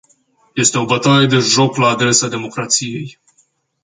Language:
Romanian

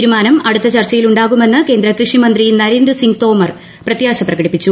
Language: Malayalam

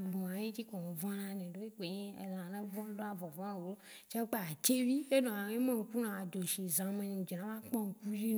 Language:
Waci Gbe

